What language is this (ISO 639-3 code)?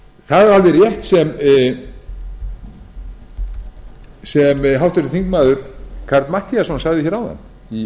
isl